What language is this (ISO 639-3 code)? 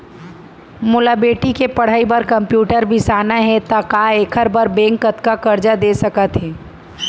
hne